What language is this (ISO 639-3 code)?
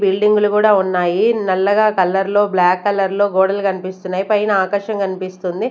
tel